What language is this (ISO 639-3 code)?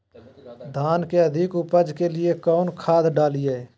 mag